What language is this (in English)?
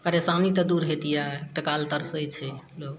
Maithili